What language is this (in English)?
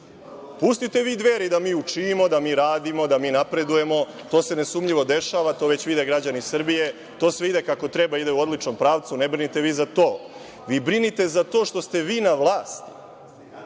Serbian